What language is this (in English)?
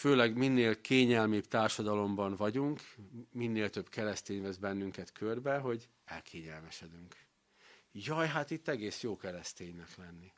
Hungarian